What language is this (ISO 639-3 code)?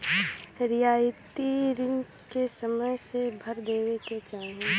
bho